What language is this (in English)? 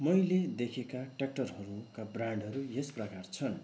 Nepali